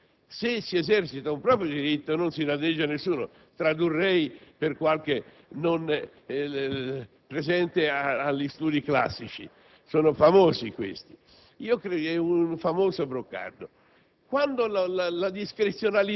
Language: Italian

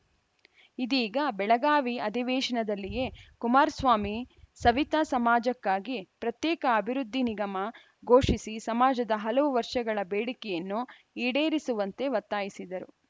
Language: Kannada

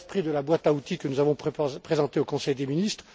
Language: French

